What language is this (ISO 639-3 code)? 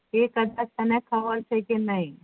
guj